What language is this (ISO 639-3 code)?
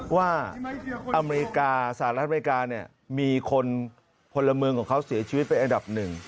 tha